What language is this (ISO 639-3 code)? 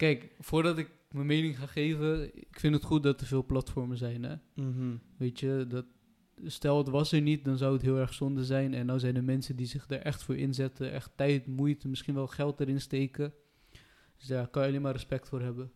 nld